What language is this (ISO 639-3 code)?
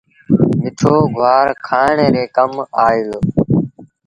sbn